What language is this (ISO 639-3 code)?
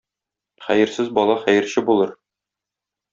tat